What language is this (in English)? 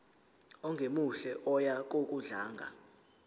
Zulu